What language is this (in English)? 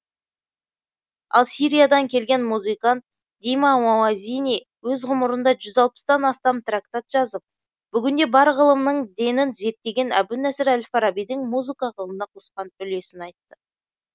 Kazakh